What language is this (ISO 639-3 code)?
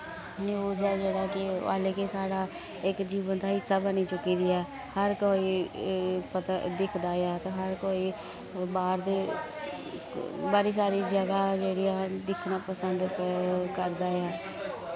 doi